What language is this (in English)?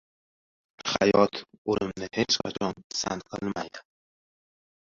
Uzbek